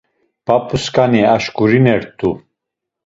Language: Laz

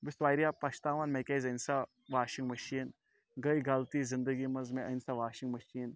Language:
Kashmiri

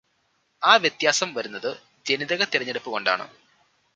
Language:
Malayalam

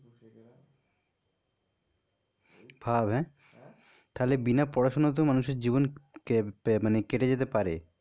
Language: Bangla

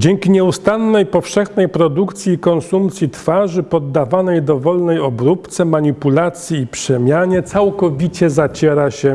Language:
Polish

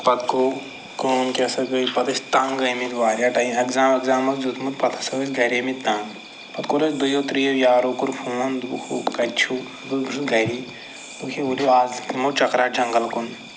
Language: Kashmiri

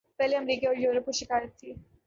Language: Urdu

